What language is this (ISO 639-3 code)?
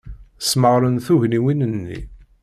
kab